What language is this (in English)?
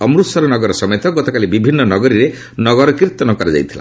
Odia